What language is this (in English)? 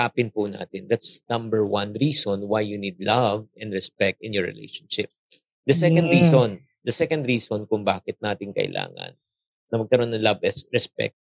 Filipino